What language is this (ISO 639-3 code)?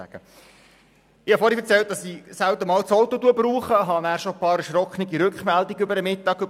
gsw